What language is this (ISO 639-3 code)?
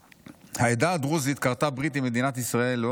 heb